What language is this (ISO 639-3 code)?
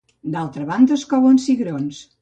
cat